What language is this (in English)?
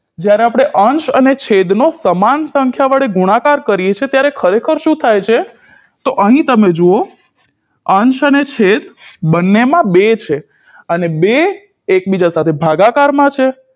Gujarati